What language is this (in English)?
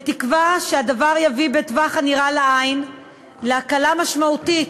Hebrew